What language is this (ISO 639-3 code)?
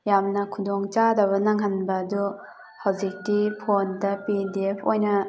mni